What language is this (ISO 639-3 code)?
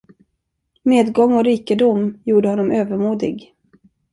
swe